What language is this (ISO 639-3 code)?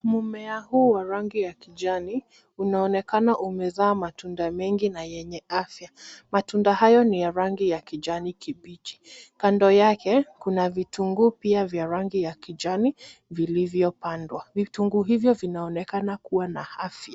swa